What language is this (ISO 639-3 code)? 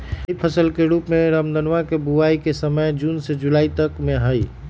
mag